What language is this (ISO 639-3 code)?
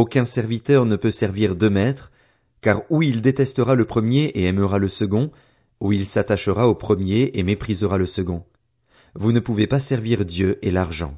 fra